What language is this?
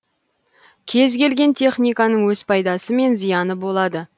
Kazakh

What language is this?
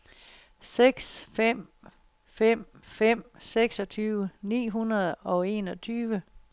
Danish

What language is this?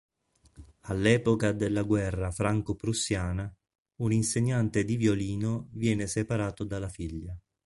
Italian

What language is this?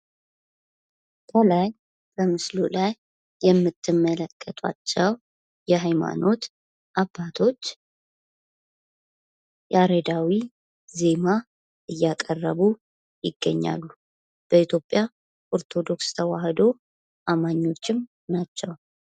Amharic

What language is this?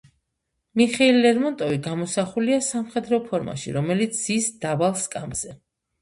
Georgian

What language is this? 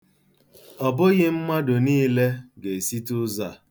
Igbo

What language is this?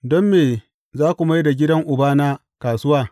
Hausa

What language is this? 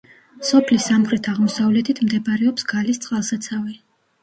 Georgian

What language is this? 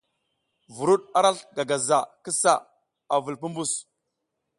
South Giziga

